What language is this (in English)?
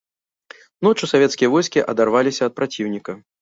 Belarusian